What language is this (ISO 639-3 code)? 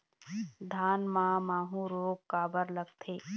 hne